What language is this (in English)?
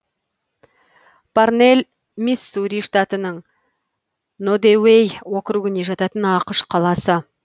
Kazakh